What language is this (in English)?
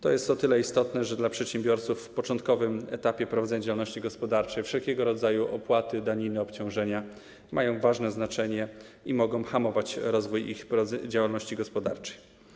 Polish